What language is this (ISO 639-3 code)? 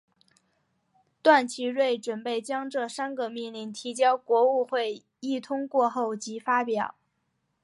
zho